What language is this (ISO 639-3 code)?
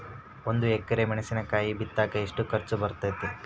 kan